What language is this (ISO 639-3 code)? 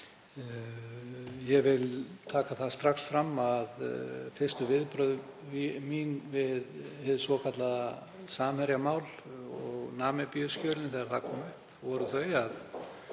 isl